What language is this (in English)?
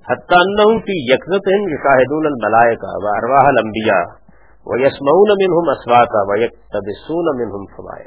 Urdu